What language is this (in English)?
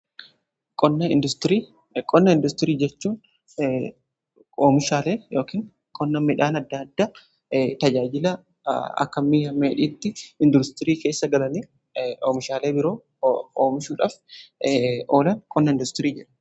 Oromo